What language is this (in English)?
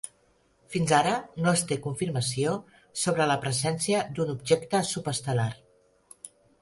Catalan